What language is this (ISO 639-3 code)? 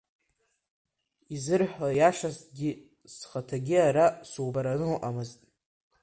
abk